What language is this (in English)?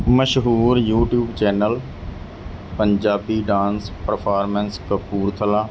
Punjabi